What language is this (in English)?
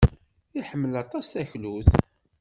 Kabyle